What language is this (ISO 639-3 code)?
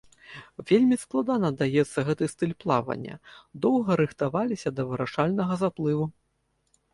bel